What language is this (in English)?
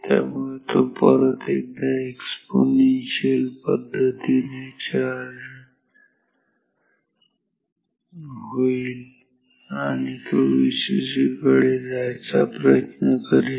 Marathi